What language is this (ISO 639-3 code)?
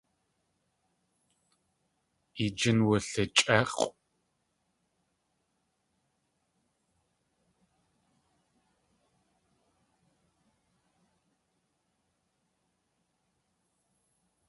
tli